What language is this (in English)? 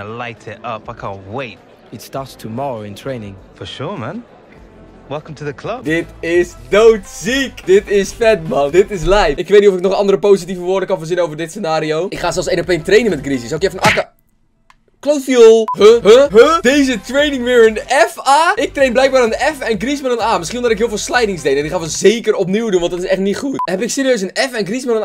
Dutch